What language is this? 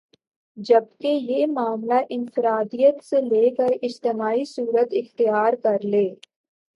Urdu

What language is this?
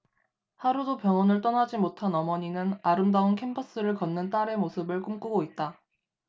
Korean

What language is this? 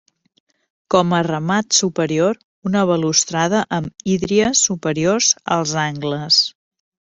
Catalan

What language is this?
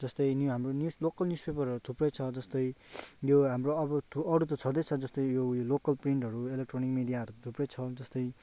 Nepali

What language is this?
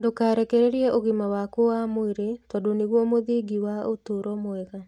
Kikuyu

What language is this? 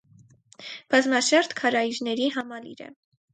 Armenian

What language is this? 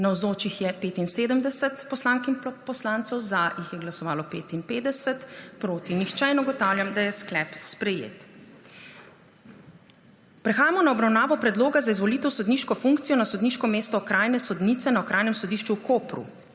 Slovenian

